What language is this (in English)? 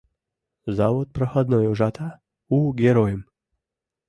Mari